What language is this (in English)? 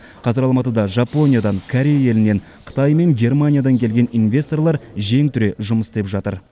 Kazakh